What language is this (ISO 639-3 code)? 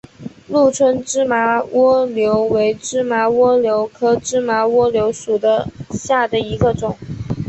zho